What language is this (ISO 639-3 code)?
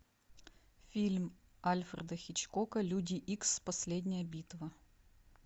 rus